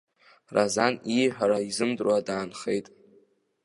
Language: Abkhazian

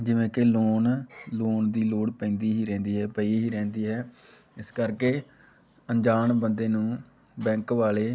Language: Punjabi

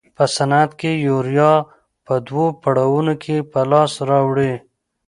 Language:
Pashto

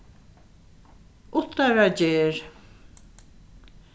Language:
Faroese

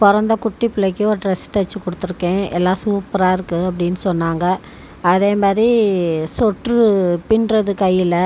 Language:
Tamil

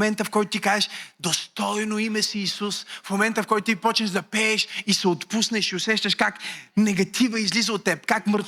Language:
Bulgarian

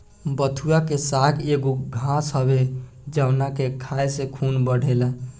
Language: Bhojpuri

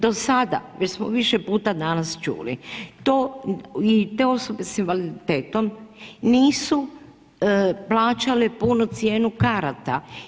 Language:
Croatian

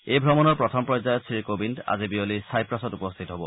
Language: Assamese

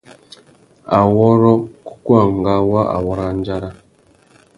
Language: Tuki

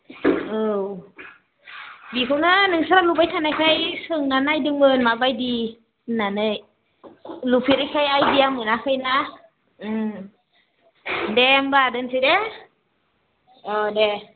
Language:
Bodo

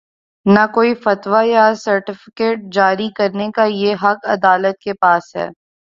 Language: Urdu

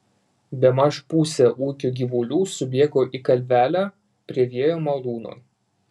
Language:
Lithuanian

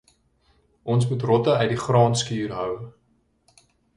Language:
Afrikaans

